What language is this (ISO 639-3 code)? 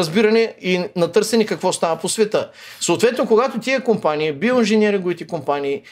bul